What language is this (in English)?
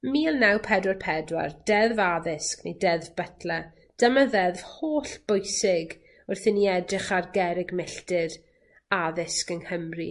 Welsh